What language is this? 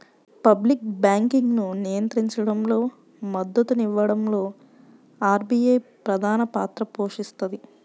Telugu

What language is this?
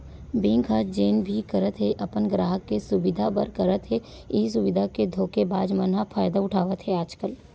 Chhattisgarhi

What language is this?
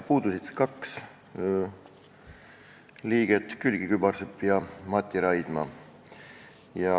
Estonian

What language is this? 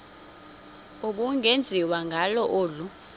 Xhosa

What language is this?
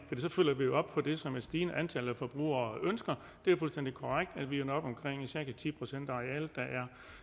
Danish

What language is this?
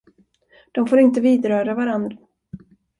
Swedish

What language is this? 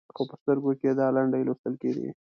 Pashto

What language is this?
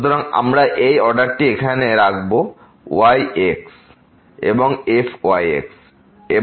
Bangla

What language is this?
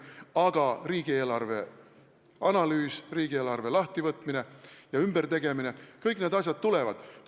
Estonian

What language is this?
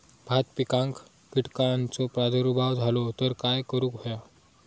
Marathi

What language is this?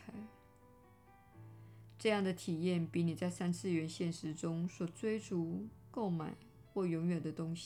Chinese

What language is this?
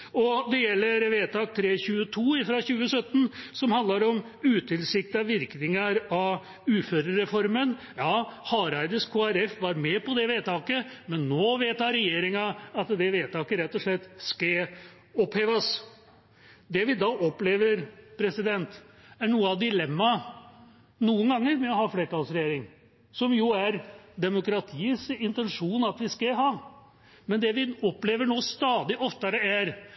Norwegian Bokmål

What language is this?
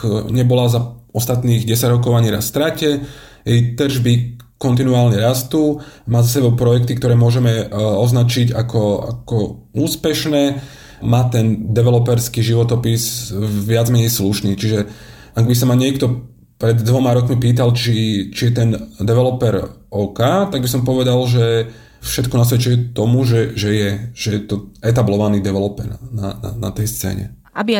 Slovak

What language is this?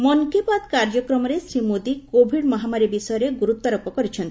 Odia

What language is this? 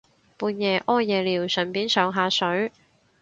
Cantonese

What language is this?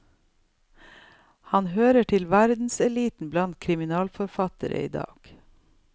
Norwegian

